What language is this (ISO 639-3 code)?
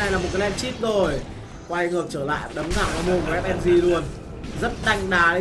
vie